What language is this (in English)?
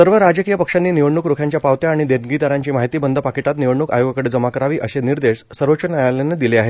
Marathi